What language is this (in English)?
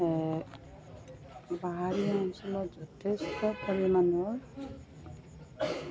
Assamese